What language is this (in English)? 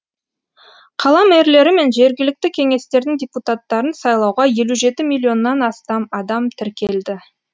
Kazakh